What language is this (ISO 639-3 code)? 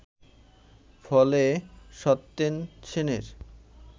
ben